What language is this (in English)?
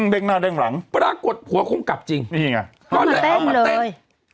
Thai